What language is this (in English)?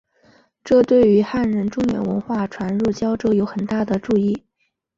Chinese